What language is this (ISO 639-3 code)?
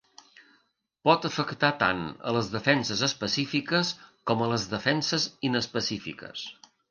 cat